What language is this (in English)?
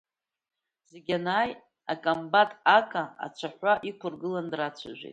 Abkhazian